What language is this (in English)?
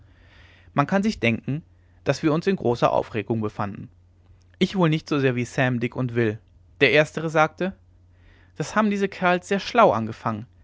German